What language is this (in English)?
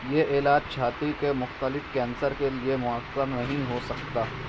Urdu